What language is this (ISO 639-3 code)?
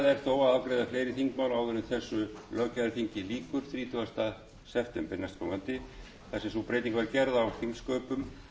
isl